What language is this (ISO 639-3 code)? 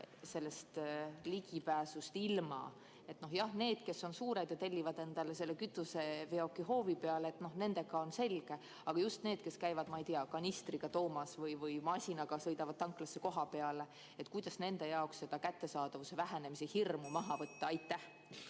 est